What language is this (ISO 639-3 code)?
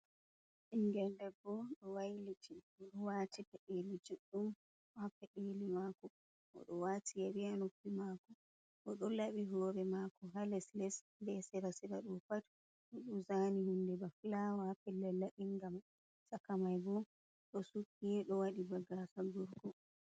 ful